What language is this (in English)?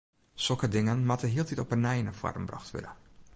Western Frisian